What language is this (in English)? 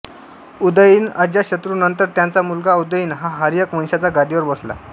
Marathi